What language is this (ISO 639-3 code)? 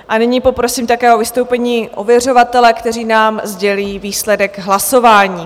ces